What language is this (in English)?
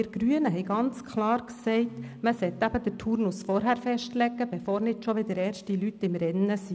Swiss German